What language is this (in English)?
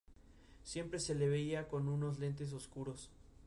Spanish